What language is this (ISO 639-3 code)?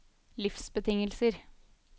nor